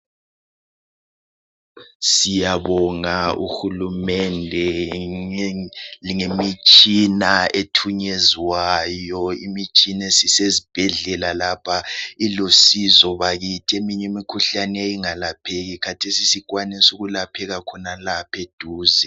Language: North Ndebele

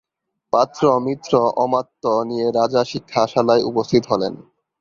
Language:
Bangla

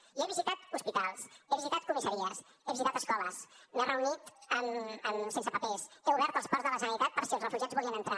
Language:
Catalan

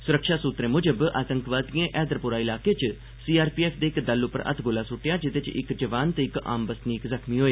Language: Dogri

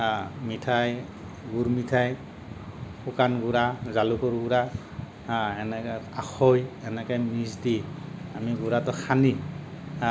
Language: Assamese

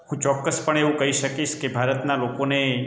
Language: Gujarati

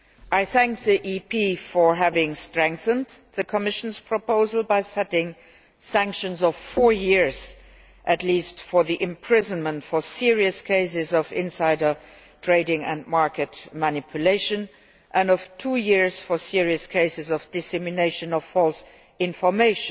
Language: English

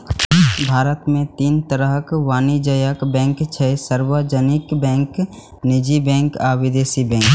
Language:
Maithili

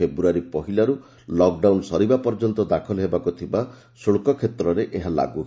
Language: Odia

